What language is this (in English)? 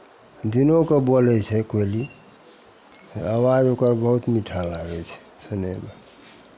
Maithili